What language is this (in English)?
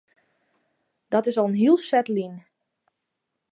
Western Frisian